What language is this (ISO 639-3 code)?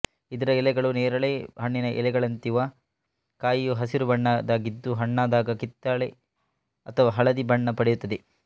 kan